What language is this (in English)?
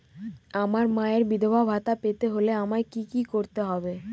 Bangla